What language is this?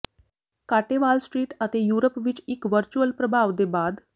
Punjabi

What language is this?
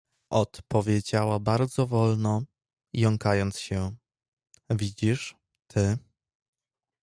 Polish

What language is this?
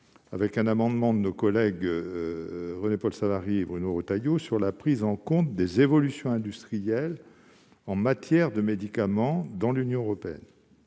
French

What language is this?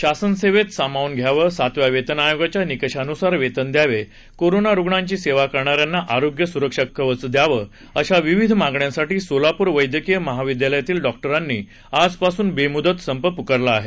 Marathi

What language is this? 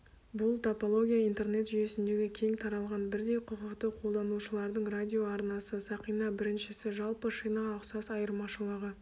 Kazakh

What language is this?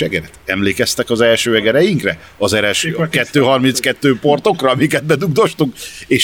Hungarian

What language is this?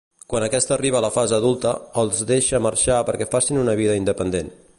Catalan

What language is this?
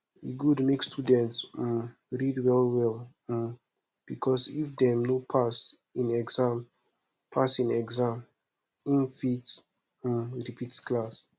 Nigerian Pidgin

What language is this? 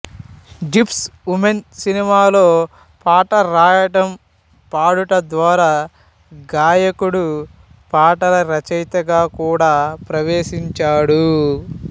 Telugu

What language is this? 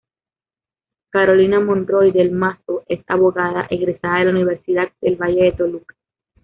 Spanish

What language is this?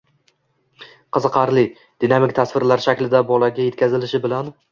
Uzbek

